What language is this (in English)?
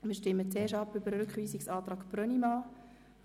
Swiss German